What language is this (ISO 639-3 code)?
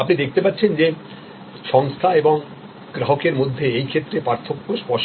ben